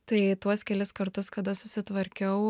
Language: Lithuanian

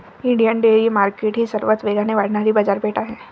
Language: Marathi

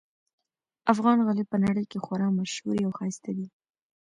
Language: Pashto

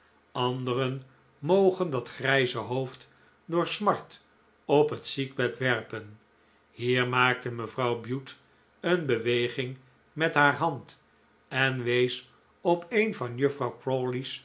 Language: Dutch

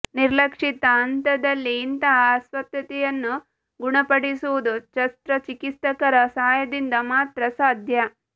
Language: Kannada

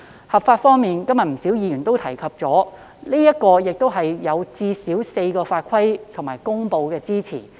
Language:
Cantonese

